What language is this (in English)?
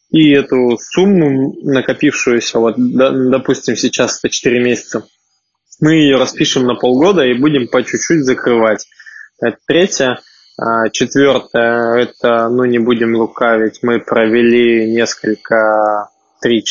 Russian